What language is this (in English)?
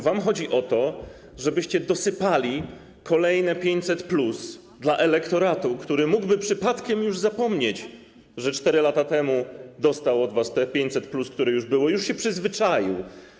Polish